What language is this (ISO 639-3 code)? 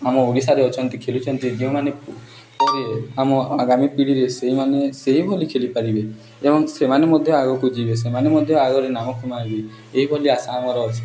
ori